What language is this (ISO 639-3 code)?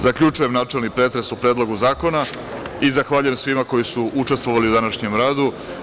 srp